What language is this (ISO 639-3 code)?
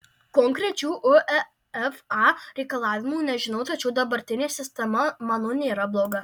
lit